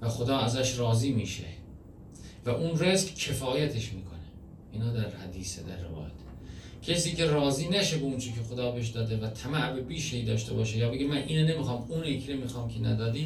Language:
Persian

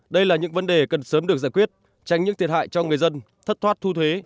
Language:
Vietnamese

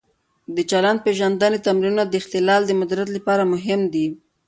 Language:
Pashto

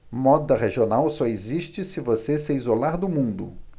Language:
Portuguese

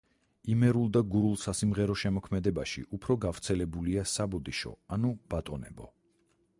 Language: Georgian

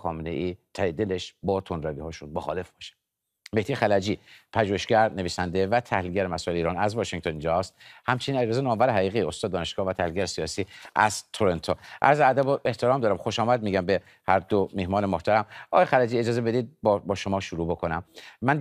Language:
Persian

